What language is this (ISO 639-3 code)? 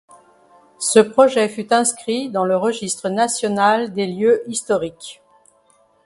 fra